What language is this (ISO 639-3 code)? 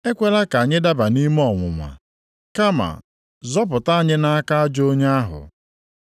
ibo